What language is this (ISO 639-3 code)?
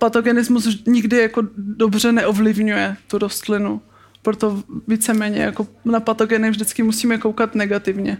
ces